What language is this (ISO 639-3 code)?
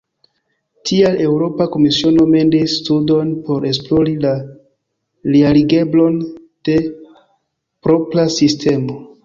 epo